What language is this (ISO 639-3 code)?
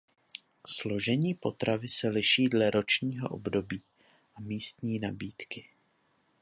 ces